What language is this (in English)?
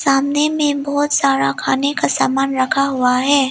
Hindi